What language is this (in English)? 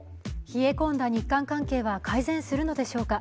Japanese